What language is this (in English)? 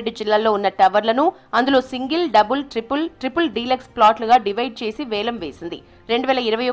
Telugu